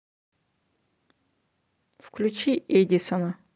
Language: Russian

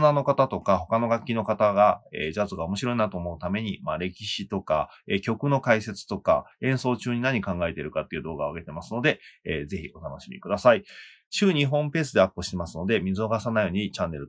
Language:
Japanese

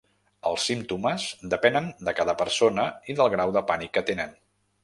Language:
Catalan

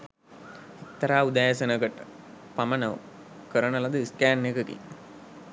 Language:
Sinhala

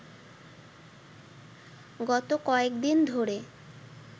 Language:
Bangla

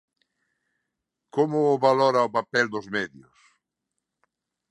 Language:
Galician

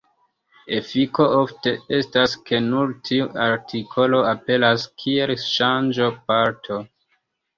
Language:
Esperanto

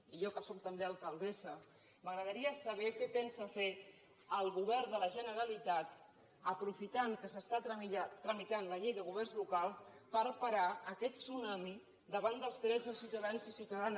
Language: Catalan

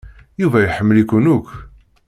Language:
Kabyle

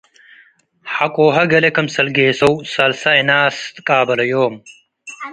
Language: Tigre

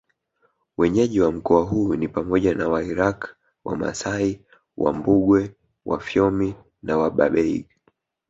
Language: Swahili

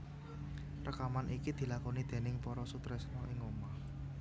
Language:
Javanese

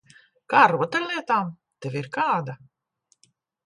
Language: Latvian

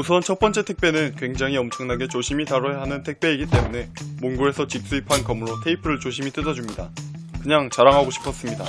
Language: Korean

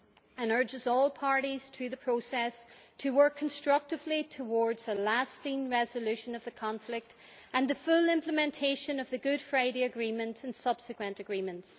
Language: English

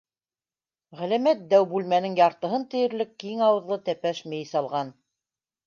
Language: Bashkir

